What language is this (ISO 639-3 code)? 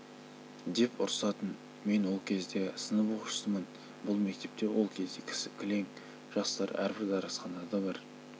kaz